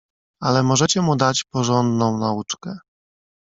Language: Polish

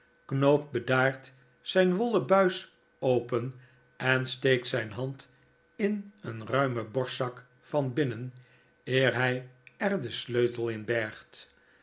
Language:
Dutch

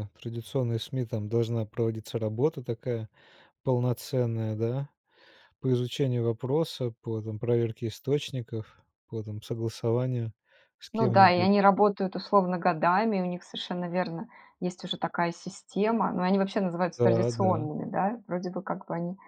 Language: Russian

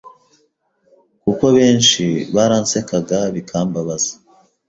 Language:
Kinyarwanda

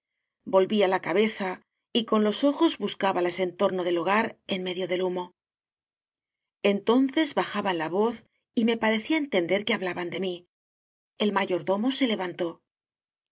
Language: Spanish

